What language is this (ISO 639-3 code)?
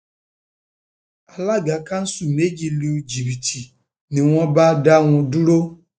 yor